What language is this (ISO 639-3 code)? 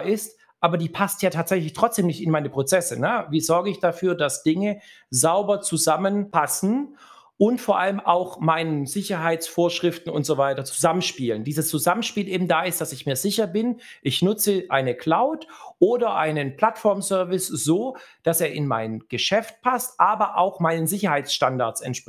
deu